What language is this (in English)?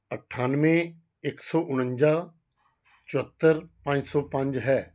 Punjabi